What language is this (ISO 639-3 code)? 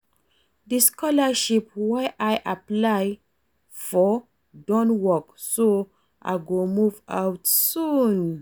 pcm